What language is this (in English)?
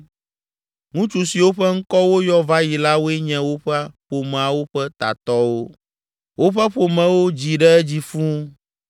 Ewe